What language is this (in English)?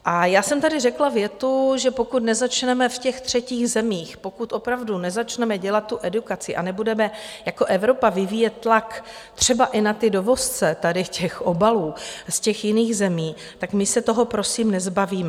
Czech